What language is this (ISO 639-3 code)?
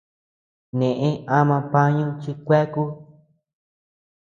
cux